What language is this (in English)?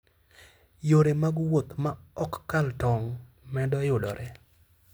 Luo (Kenya and Tanzania)